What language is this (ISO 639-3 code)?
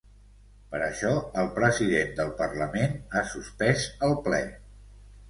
cat